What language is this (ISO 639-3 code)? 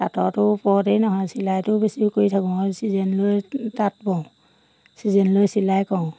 asm